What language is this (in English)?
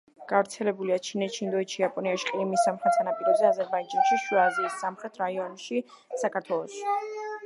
Georgian